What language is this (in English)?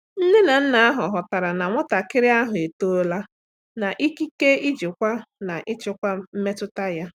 Igbo